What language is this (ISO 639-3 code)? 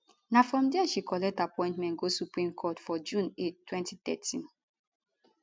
pcm